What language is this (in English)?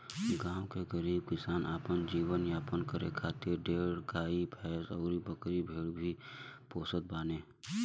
Bhojpuri